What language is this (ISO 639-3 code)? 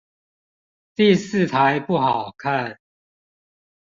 zho